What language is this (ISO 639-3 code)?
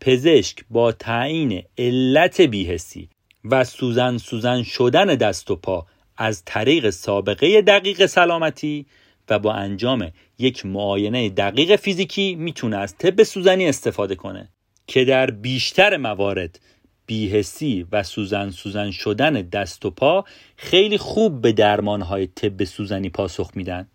fas